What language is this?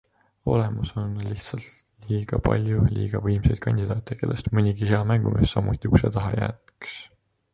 Estonian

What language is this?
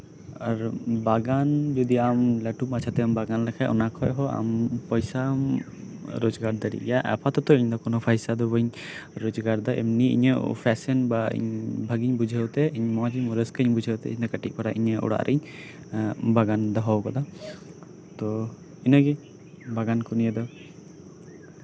Santali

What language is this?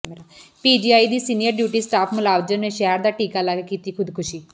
Punjabi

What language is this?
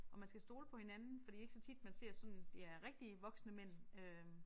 Danish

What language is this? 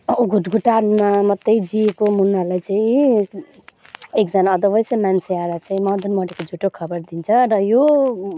Nepali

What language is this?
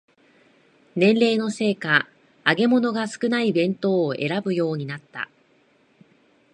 Japanese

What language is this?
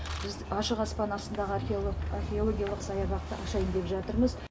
Kazakh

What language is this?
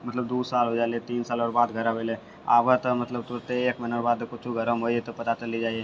Maithili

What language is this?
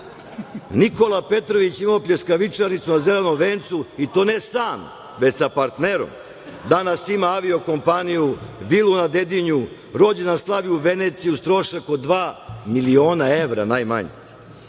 Serbian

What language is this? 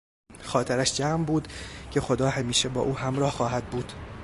Persian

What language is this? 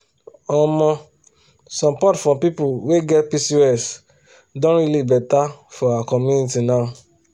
Nigerian Pidgin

